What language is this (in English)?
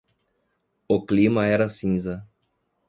Portuguese